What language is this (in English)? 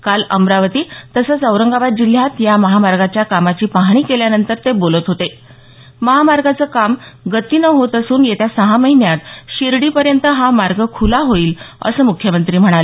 Marathi